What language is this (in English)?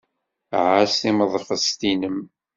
Kabyle